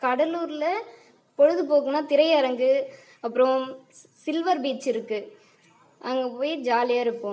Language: Tamil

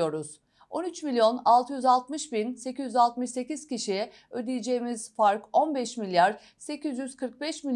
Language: Turkish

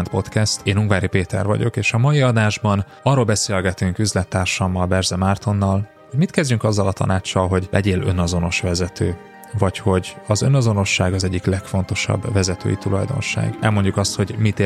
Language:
Hungarian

